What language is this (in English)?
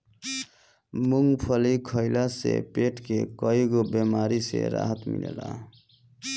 Bhojpuri